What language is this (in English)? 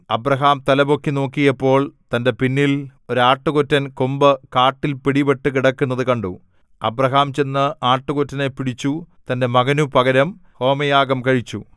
Malayalam